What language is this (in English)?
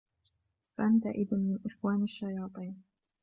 Arabic